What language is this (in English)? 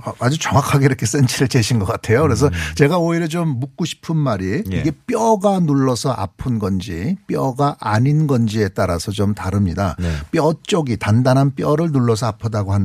Korean